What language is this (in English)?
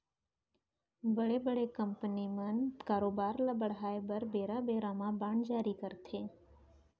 Chhattisgarhi